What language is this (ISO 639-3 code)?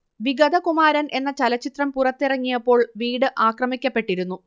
mal